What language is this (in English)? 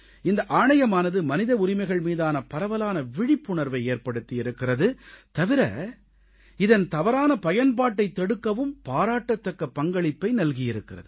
Tamil